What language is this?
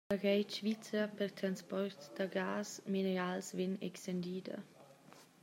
Romansh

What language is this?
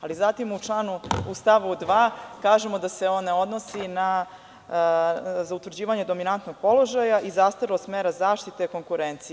Serbian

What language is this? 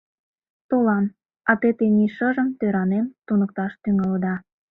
Mari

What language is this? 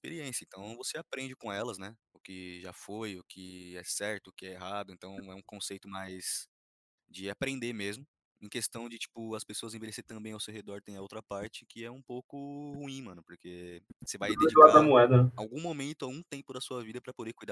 Portuguese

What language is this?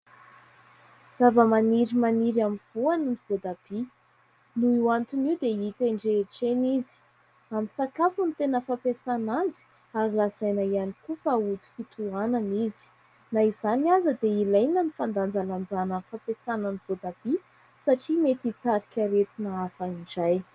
Malagasy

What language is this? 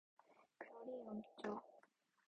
Korean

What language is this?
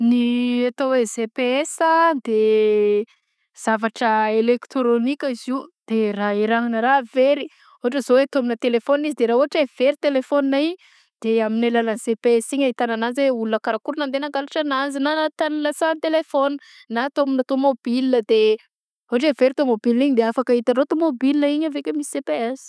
Southern Betsimisaraka Malagasy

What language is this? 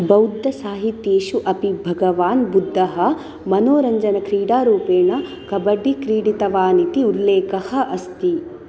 Sanskrit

